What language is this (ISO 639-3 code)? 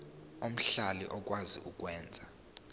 zul